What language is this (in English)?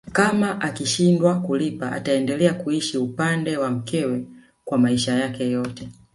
Swahili